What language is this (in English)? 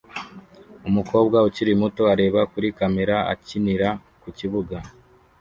Kinyarwanda